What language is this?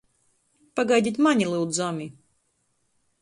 Latgalian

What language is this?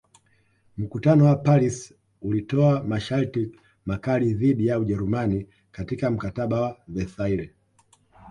Swahili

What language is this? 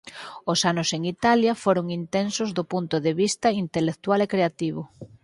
Galician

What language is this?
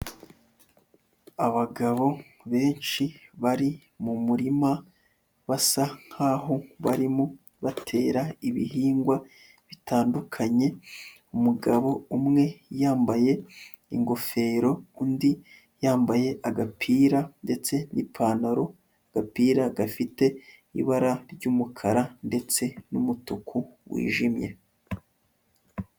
Kinyarwanda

